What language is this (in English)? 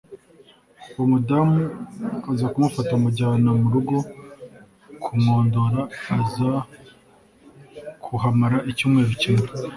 Kinyarwanda